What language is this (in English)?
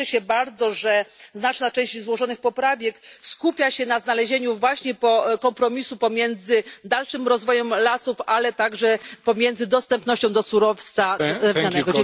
Polish